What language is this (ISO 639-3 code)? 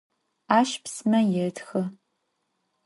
ady